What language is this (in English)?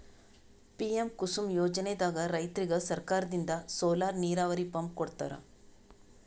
Kannada